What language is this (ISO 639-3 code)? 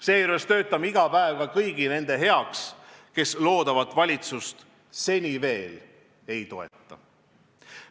est